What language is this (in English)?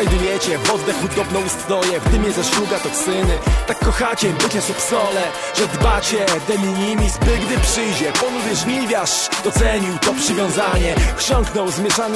Polish